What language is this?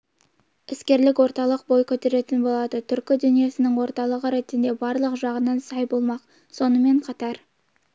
Kazakh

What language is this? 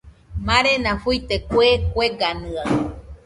Nüpode Huitoto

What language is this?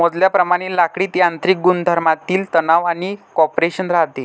Marathi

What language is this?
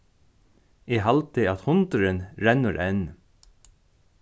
Faroese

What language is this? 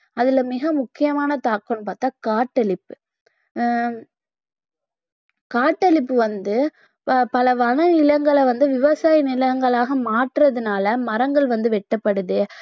Tamil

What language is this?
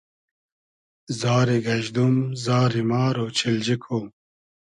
Hazaragi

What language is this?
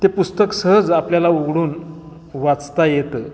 Marathi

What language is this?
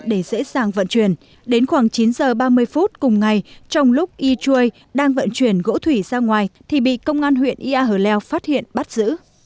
Vietnamese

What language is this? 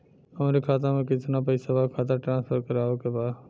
Bhojpuri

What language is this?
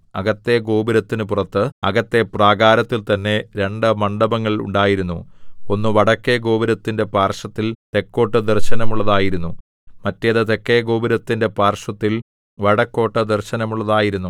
Malayalam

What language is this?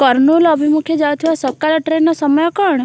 Odia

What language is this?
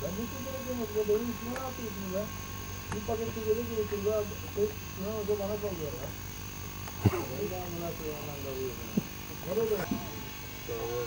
Turkish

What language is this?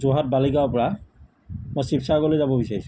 Assamese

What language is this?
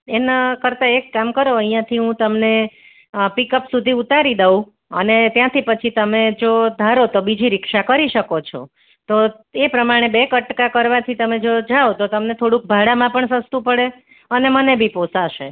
Gujarati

